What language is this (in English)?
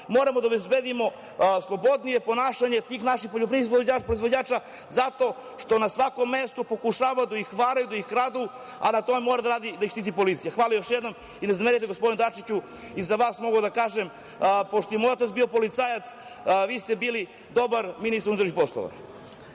Serbian